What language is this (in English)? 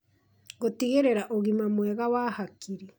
Kikuyu